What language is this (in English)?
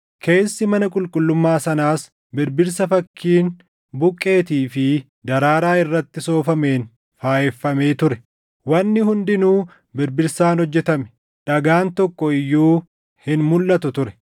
Oromo